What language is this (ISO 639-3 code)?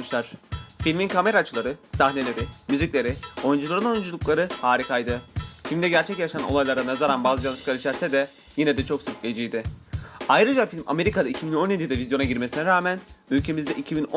tur